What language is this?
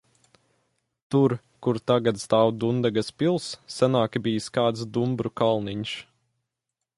Latvian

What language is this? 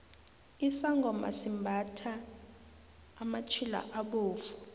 South Ndebele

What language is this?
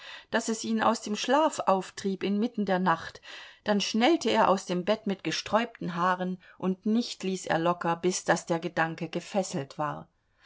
German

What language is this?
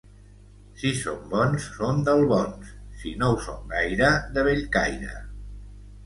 Catalan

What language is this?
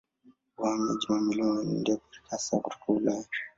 Swahili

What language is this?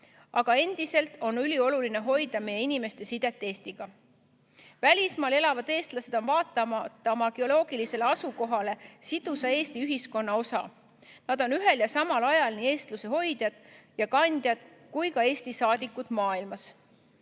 Estonian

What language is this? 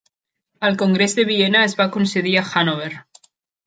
Catalan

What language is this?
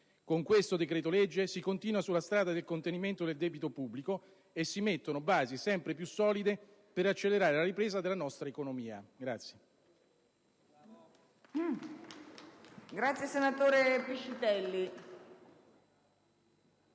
Italian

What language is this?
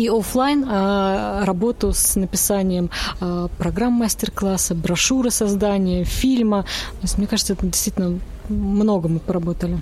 Russian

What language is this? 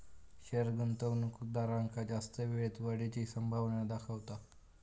Marathi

